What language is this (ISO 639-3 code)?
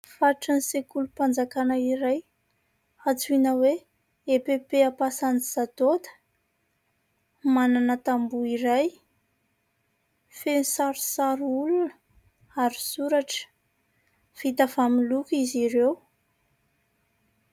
mlg